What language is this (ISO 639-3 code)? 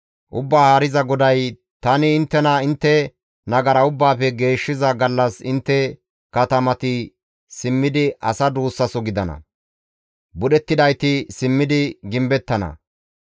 gmv